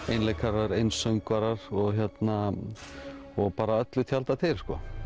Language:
Icelandic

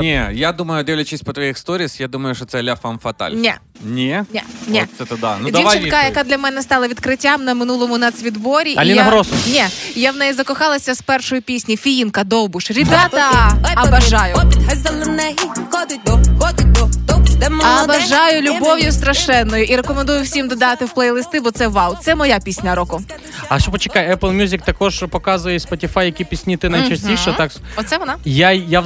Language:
Ukrainian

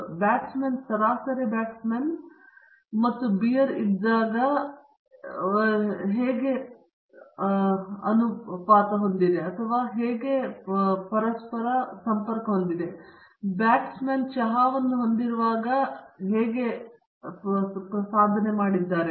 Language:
Kannada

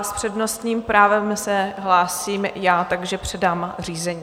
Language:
Czech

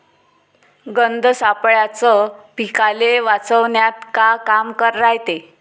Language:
Marathi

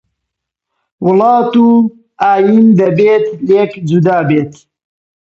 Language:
Central Kurdish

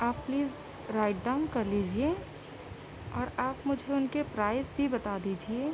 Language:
Urdu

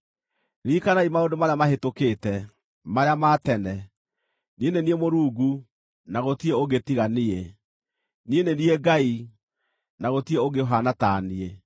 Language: Kikuyu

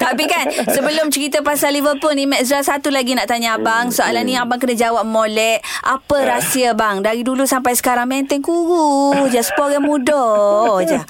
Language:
Malay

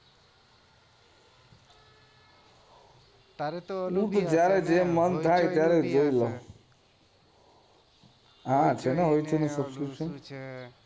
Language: Gujarati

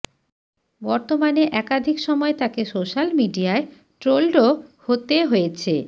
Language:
Bangla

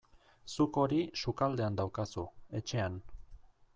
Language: Basque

